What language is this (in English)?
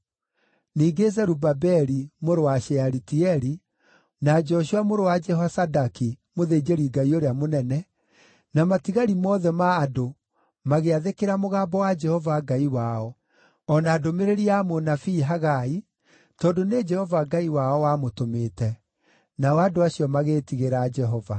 Kikuyu